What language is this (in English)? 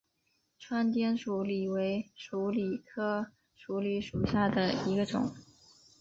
Chinese